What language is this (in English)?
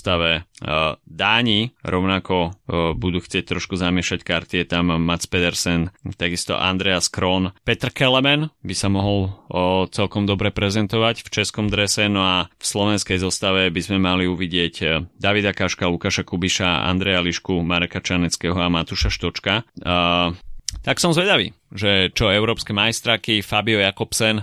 Slovak